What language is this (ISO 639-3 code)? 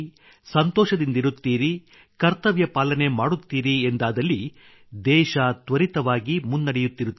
kan